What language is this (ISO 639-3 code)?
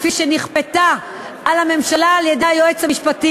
heb